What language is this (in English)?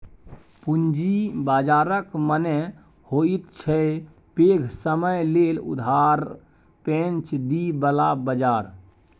Maithili